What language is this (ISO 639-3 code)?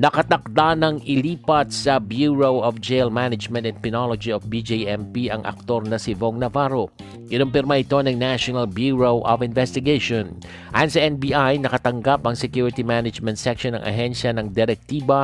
fil